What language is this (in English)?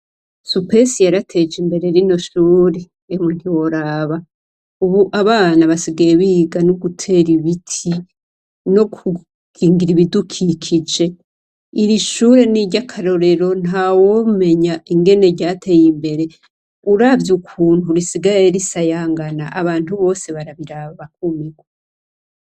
Rundi